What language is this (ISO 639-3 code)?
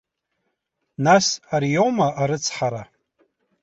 abk